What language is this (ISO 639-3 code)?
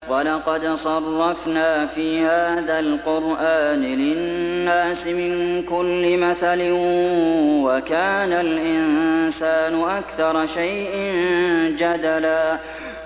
ara